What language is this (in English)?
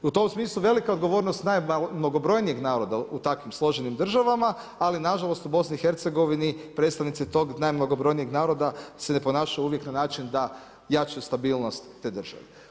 Croatian